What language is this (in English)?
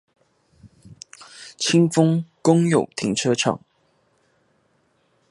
Chinese